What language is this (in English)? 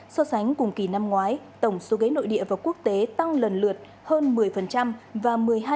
Vietnamese